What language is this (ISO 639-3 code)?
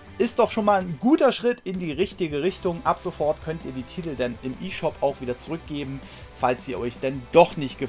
deu